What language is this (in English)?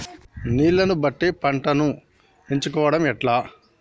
Telugu